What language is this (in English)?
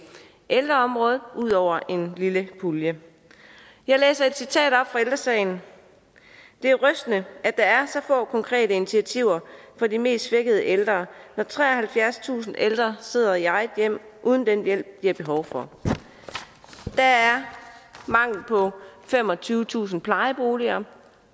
Danish